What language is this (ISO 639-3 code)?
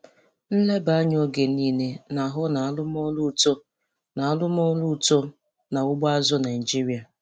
ibo